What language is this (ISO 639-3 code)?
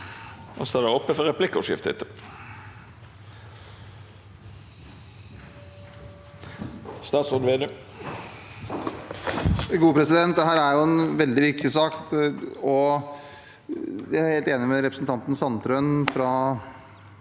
nor